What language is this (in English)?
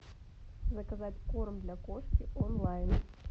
Russian